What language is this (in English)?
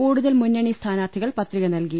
Malayalam